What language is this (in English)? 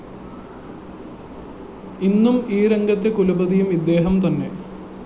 Malayalam